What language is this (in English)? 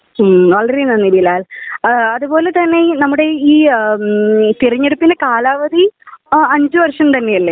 Malayalam